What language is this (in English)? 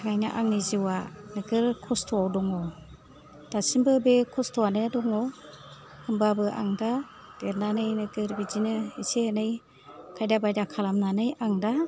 Bodo